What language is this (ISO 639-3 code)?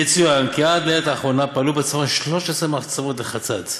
heb